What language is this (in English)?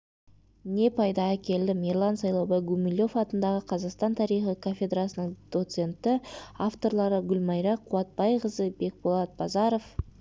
Kazakh